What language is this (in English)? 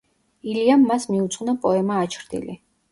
Georgian